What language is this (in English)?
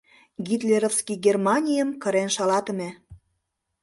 Mari